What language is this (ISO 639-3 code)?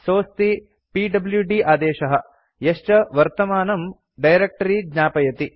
san